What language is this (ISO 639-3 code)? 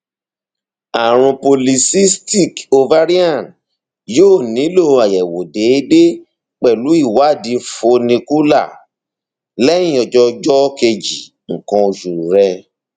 yor